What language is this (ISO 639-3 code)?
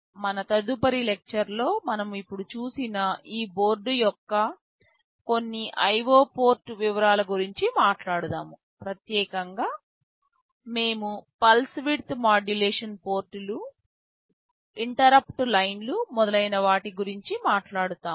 tel